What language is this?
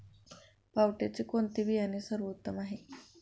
Marathi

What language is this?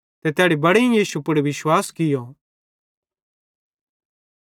Bhadrawahi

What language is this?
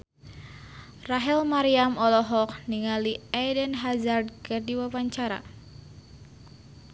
Sundanese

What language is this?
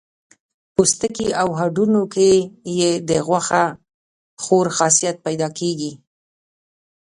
Pashto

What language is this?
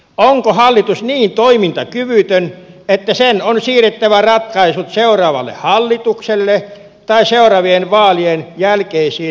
Finnish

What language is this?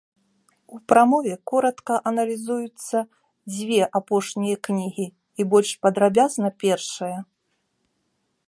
Belarusian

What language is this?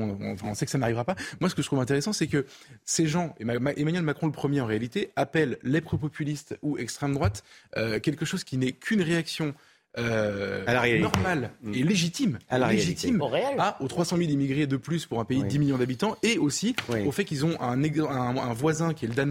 French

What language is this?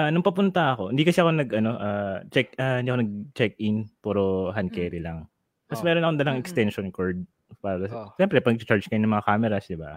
Filipino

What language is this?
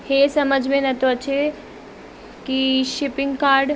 Sindhi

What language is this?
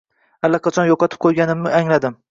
Uzbek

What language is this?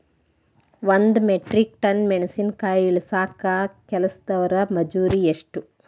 Kannada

